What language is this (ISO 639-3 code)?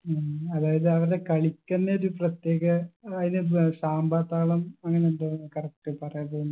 mal